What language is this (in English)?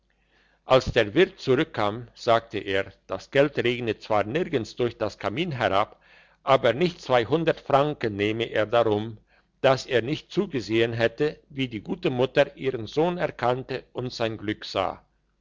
German